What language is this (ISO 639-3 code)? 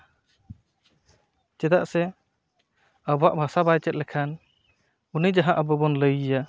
sat